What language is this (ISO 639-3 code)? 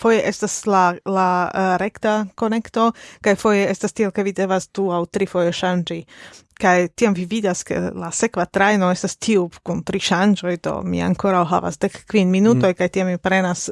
epo